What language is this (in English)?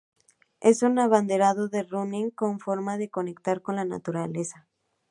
Spanish